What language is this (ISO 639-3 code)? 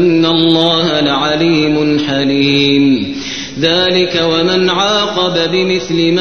ara